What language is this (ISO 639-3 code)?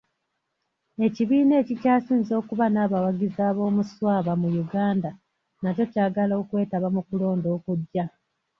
lug